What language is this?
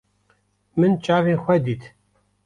Kurdish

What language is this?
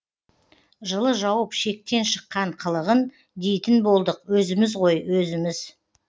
Kazakh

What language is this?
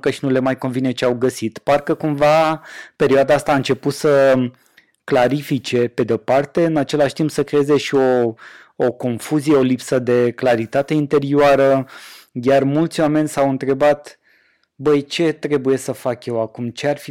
Romanian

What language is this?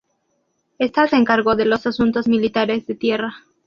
Spanish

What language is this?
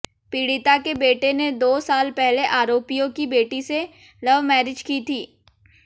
Hindi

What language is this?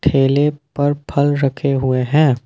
Hindi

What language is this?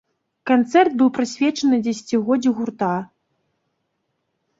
Belarusian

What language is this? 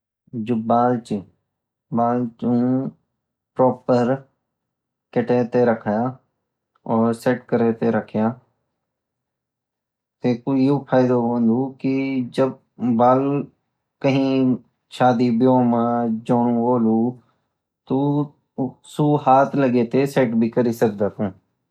Garhwali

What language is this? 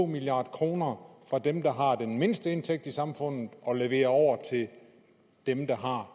Danish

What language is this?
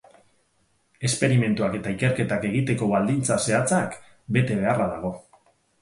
Basque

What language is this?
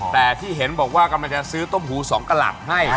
Thai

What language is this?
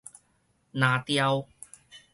Min Nan Chinese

